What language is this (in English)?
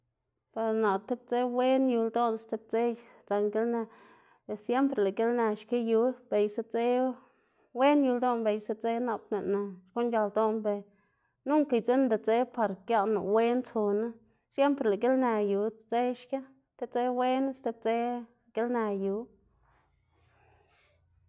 Xanaguía Zapotec